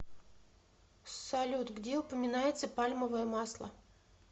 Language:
Russian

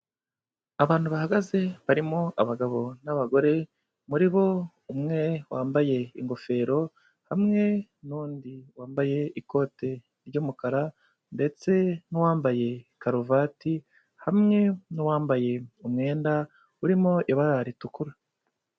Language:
Kinyarwanda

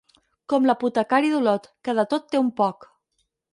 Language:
Catalan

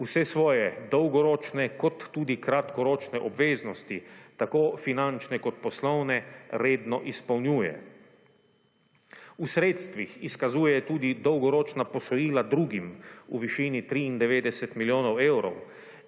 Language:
Slovenian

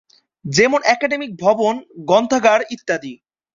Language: Bangla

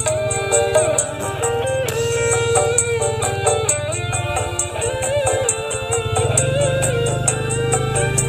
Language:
Indonesian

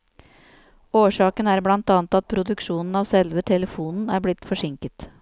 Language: Norwegian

